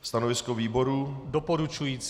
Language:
Czech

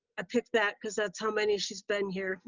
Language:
English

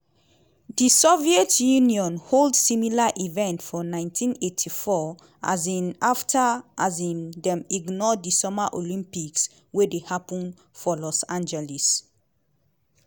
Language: Nigerian Pidgin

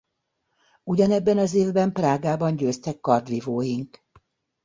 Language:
Hungarian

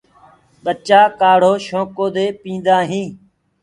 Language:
Gurgula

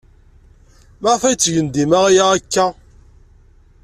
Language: Kabyle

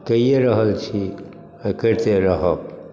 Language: Maithili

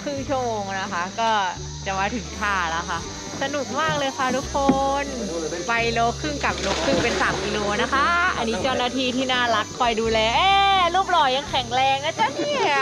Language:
Thai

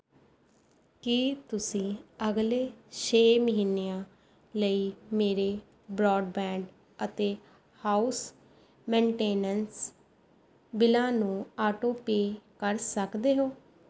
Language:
Punjabi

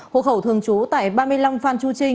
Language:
Vietnamese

